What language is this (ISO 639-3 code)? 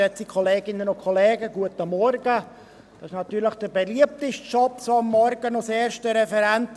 gsw